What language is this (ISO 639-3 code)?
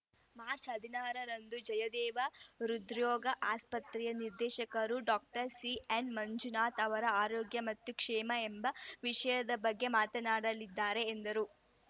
kan